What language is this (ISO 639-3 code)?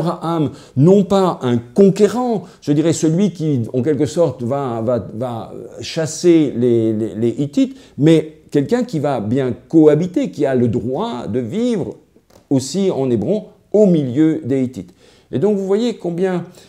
fra